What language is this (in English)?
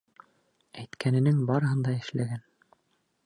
Bashkir